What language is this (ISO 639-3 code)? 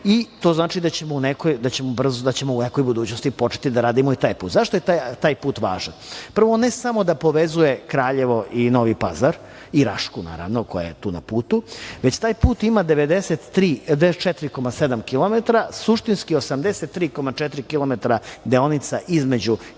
srp